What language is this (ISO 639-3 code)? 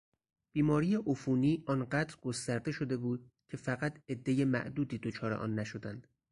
fas